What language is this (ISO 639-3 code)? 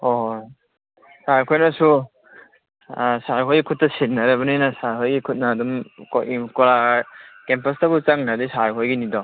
mni